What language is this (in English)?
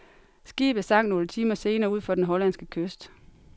Danish